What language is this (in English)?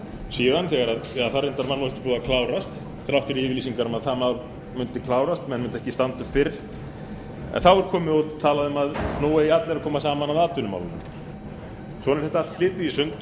Icelandic